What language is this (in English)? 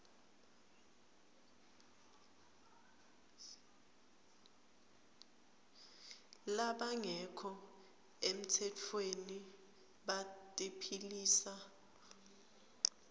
Swati